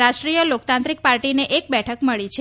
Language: Gujarati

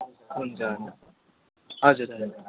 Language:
Nepali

